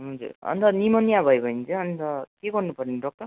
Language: Nepali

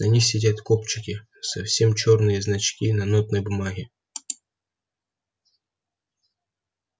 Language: Russian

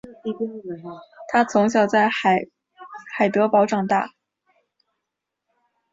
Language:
Chinese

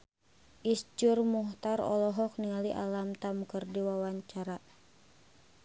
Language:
Sundanese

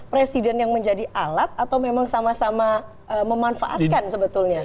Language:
Indonesian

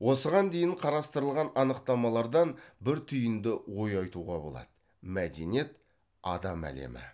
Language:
Kazakh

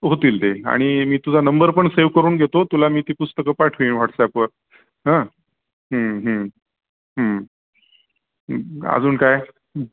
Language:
Marathi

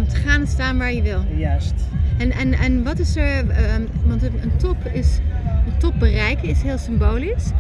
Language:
Dutch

